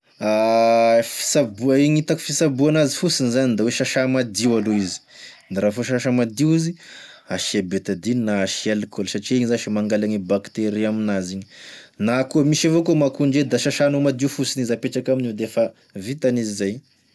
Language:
Tesaka Malagasy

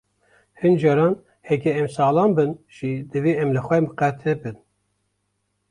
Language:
Kurdish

